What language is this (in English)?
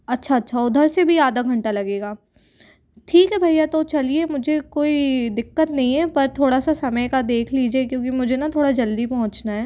Hindi